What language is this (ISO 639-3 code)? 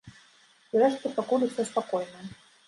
bel